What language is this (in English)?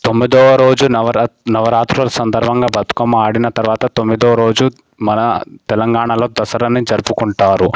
Telugu